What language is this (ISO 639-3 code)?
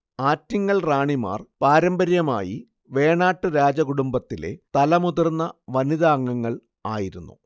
mal